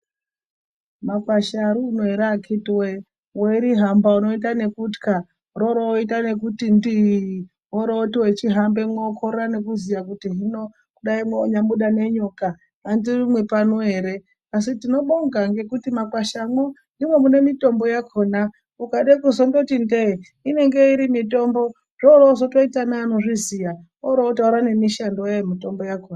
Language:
Ndau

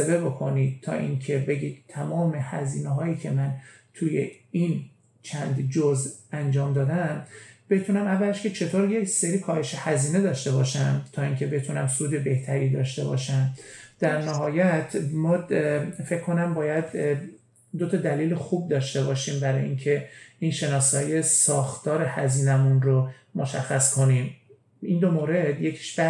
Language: Persian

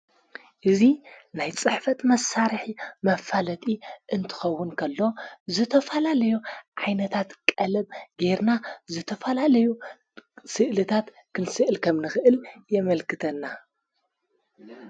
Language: Tigrinya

